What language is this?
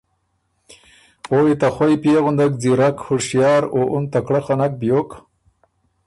Ormuri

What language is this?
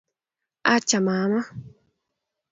Kalenjin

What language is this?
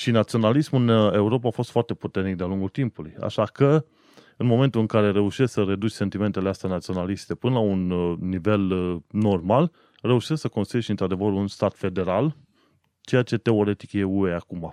Romanian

